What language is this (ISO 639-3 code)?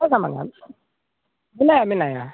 sat